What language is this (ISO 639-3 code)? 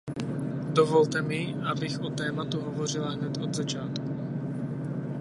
ces